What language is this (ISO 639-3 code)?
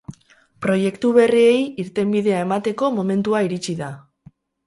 eus